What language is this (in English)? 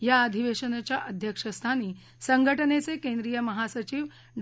Marathi